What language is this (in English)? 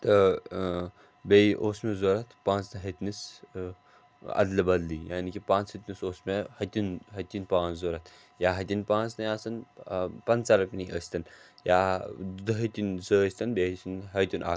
Kashmiri